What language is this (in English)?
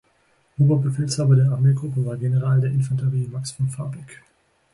German